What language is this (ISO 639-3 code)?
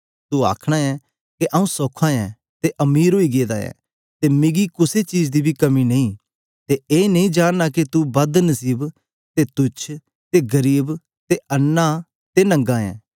doi